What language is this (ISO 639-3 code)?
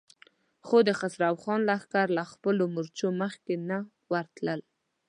pus